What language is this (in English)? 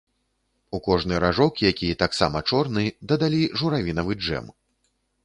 Belarusian